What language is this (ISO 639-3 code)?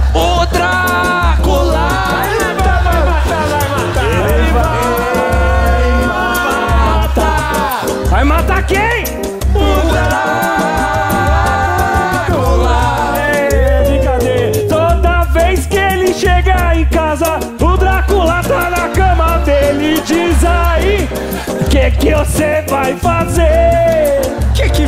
por